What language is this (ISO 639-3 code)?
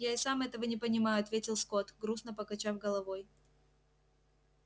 rus